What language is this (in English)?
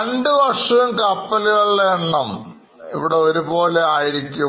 Malayalam